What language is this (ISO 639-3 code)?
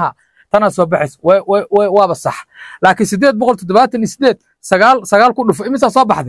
ara